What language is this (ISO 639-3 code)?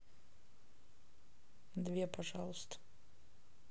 rus